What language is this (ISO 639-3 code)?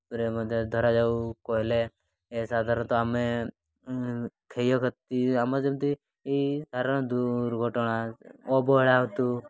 ori